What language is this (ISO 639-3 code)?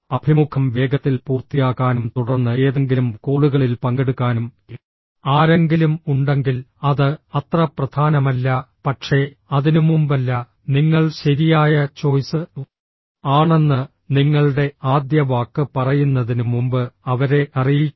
mal